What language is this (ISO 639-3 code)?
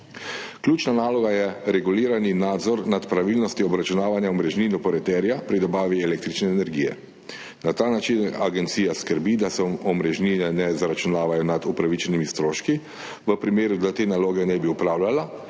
slv